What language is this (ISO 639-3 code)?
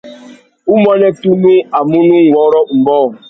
bag